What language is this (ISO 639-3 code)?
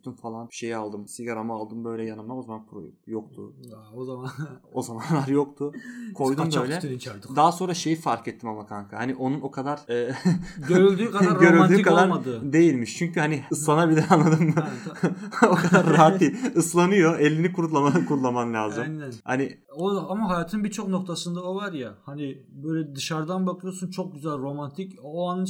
tur